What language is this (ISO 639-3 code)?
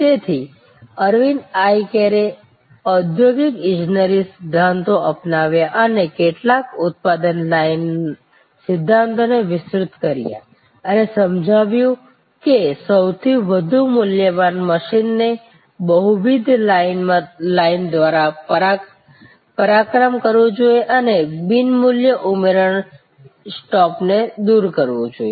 guj